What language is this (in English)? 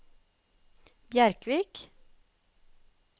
Norwegian